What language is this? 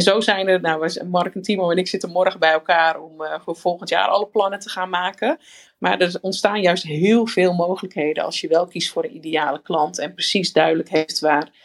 Dutch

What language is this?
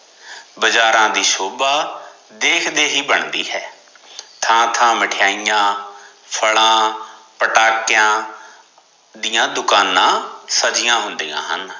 Punjabi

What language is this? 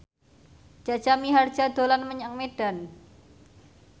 Javanese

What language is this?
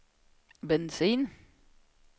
Swedish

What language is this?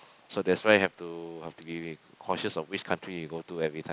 English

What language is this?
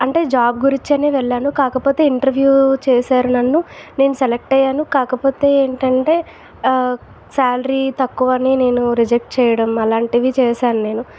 Telugu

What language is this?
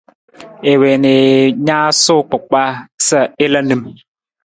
Nawdm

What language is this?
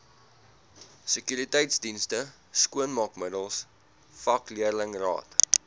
Afrikaans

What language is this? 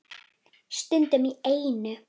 Icelandic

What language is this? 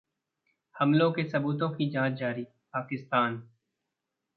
Hindi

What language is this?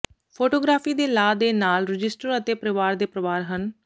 Punjabi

